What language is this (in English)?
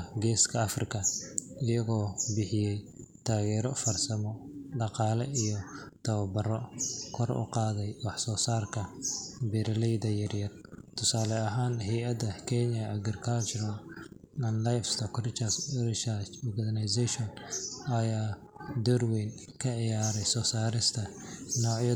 Somali